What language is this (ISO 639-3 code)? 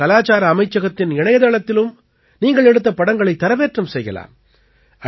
tam